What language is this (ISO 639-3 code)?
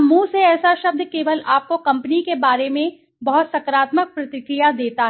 hin